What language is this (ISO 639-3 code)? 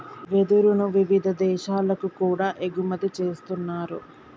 tel